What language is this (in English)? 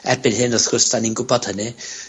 Welsh